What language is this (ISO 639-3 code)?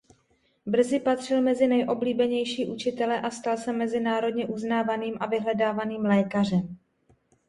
ces